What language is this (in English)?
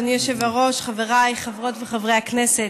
Hebrew